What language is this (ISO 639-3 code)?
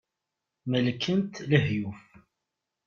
kab